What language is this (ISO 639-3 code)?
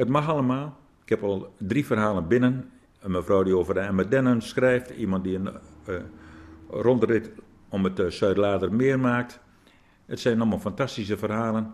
nld